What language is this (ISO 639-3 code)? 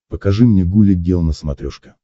rus